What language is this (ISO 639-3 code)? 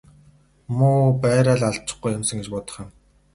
mon